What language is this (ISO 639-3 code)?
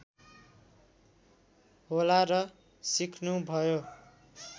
nep